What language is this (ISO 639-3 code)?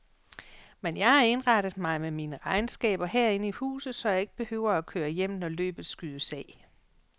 dan